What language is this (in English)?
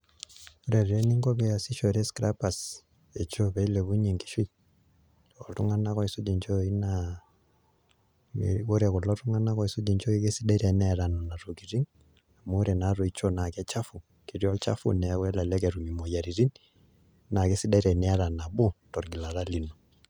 Masai